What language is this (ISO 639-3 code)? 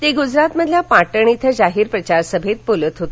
mar